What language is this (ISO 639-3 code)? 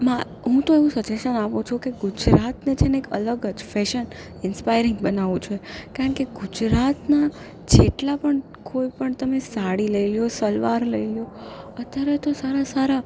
guj